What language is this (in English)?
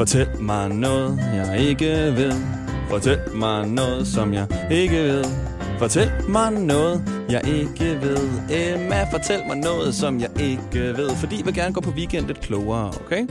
Danish